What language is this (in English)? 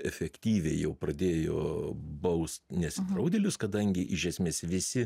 Lithuanian